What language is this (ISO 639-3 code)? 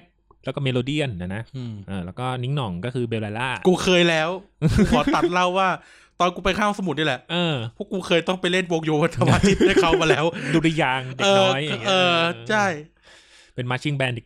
tha